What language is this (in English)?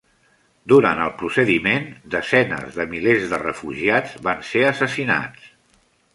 Catalan